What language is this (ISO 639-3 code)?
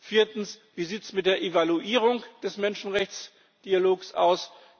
deu